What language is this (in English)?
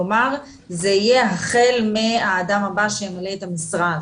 Hebrew